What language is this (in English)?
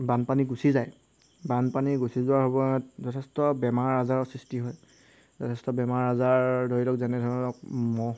Assamese